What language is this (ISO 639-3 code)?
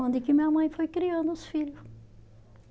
por